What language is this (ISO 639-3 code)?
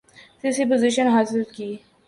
urd